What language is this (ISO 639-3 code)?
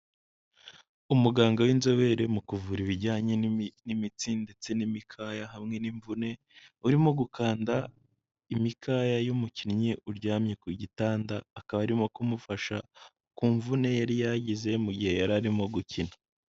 kin